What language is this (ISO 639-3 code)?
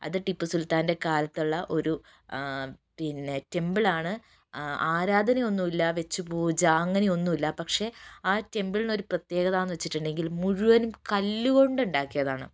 mal